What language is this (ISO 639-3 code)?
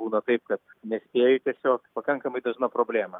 lit